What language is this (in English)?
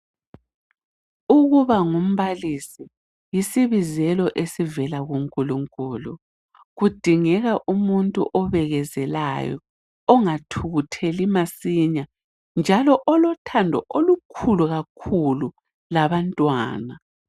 North Ndebele